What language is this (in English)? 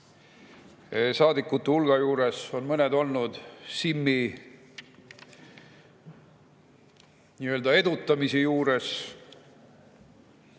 Estonian